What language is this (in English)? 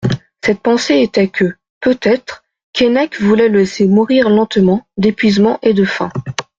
French